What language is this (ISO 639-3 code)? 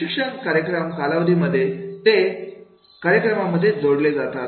mar